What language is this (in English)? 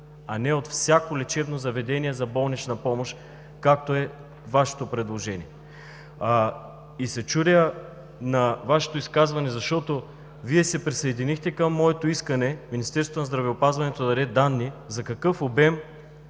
Bulgarian